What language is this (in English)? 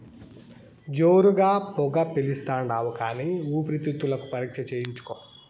Telugu